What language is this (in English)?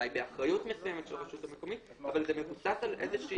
Hebrew